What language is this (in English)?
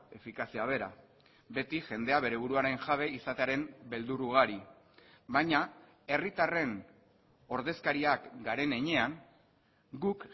Basque